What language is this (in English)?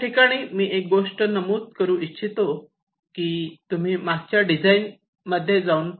Marathi